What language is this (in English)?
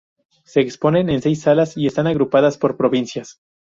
Spanish